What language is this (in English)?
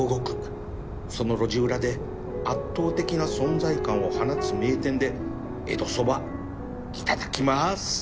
Japanese